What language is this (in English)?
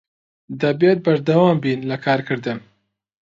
Central Kurdish